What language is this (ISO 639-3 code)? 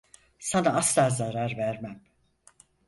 tur